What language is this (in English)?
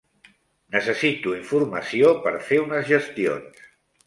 Catalan